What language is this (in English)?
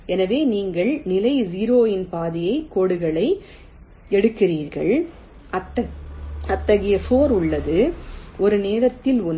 Tamil